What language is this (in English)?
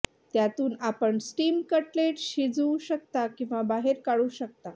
Marathi